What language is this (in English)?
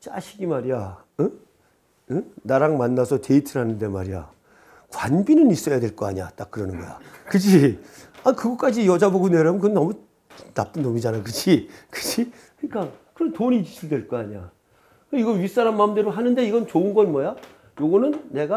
Korean